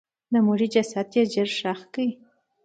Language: Pashto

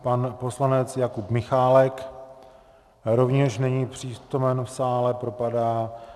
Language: Czech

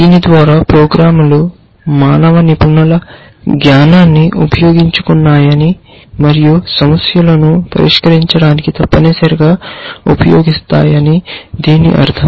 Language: Telugu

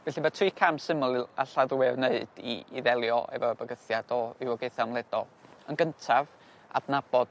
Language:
Welsh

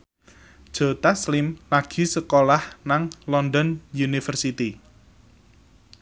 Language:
Javanese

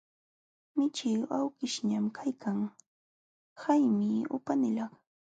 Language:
Jauja Wanca Quechua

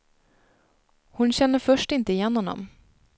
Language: Swedish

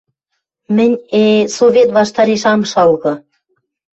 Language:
Western Mari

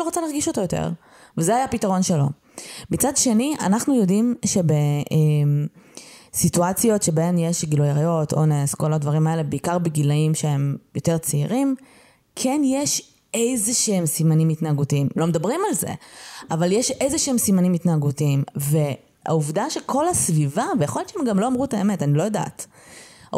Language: Hebrew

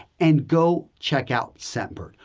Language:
English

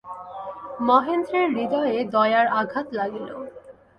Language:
Bangla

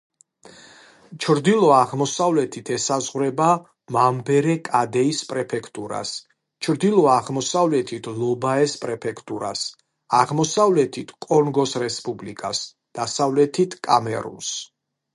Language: Georgian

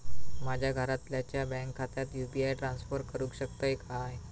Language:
Marathi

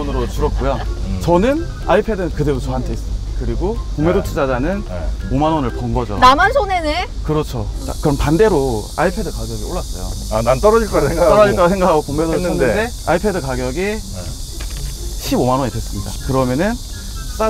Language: Korean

